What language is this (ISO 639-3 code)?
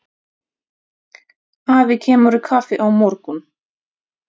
isl